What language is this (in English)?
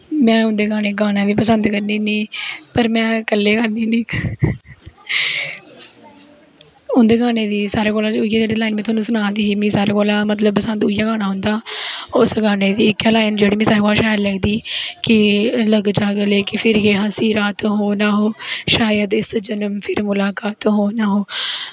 Dogri